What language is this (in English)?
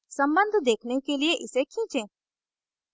Hindi